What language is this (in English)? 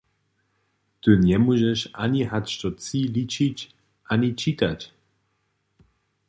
Upper Sorbian